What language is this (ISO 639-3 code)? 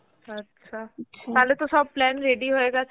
ben